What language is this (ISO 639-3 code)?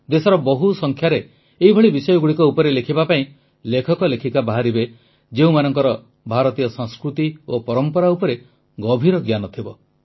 ori